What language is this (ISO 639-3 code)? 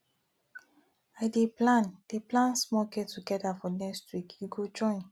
pcm